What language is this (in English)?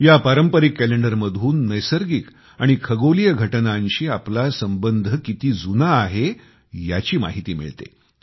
Marathi